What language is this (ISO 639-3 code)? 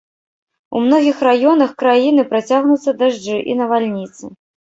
bel